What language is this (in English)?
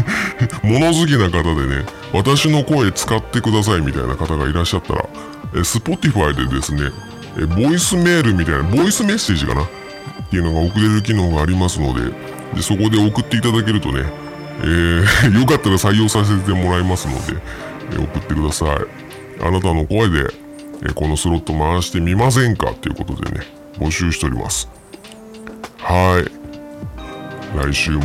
Japanese